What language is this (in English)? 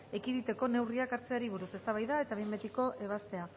Basque